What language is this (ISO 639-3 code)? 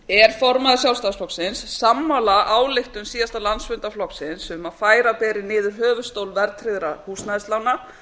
isl